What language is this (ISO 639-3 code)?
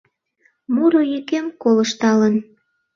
chm